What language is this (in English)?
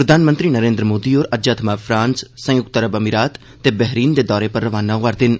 Dogri